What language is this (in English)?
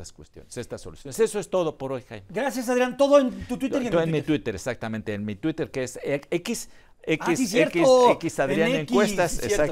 Spanish